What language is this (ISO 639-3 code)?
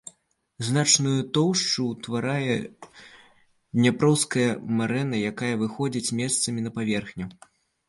bel